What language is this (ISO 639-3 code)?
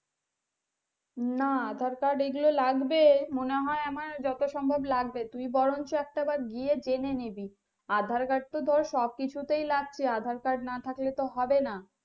ben